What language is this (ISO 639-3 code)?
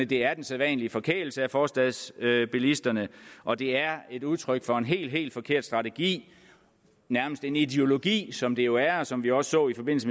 dan